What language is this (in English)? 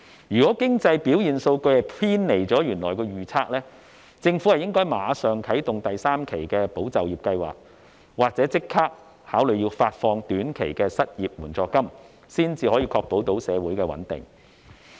Cantonese